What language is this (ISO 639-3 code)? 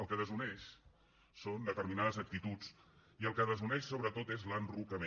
cat